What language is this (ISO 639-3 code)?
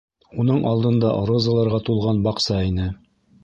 bak